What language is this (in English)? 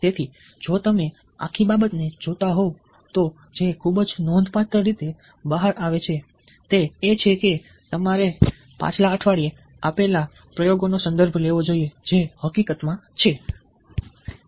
Gujarati